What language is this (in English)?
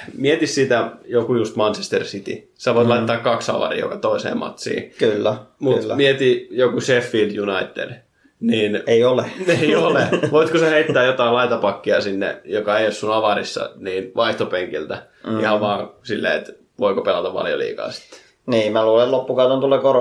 Finnish